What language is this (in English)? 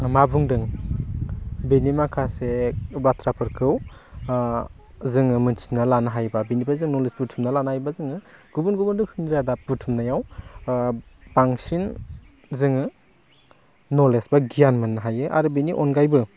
Bodo